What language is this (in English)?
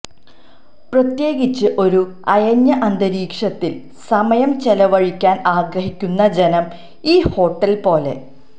Malayalam